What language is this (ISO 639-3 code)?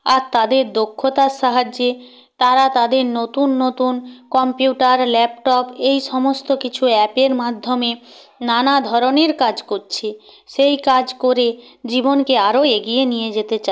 ben